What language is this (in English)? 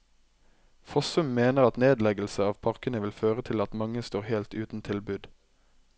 Norwegian